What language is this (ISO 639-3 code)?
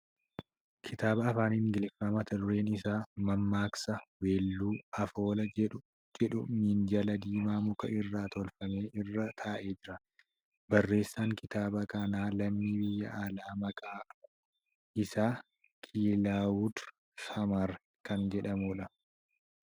orm